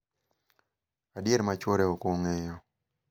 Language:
Luo (Kenya and Tanzania)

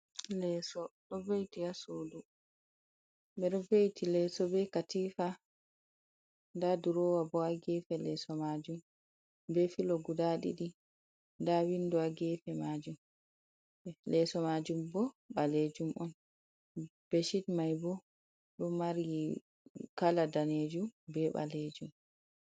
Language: Fula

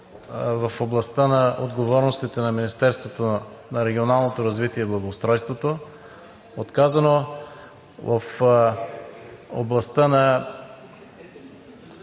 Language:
Bulgarian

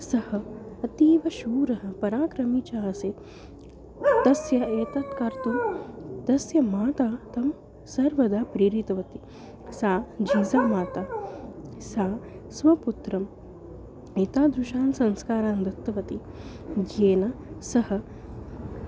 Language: Sanskrit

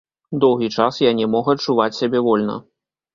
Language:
Belarusian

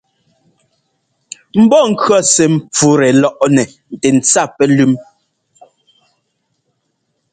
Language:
Ngomba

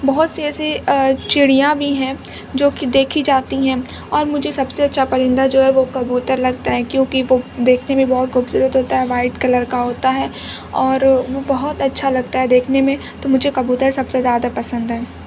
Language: Urdu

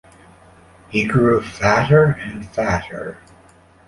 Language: English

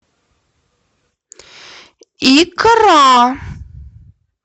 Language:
Russian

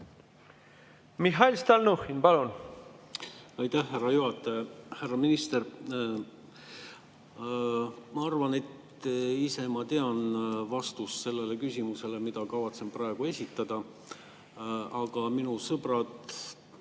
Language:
Estonian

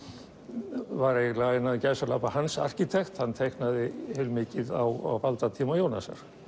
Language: Icelandic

